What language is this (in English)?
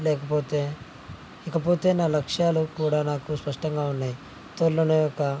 Telugu